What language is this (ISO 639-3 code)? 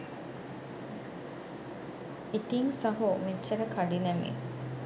sin